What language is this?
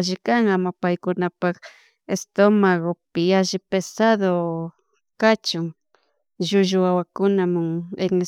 Chimborazo Highland Quichua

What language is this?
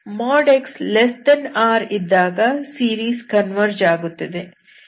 Kannada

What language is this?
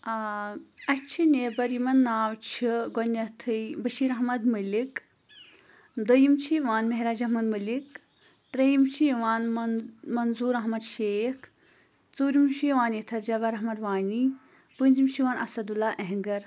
Kashmiri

